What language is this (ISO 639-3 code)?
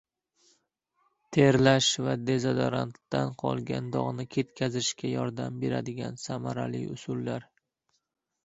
uzb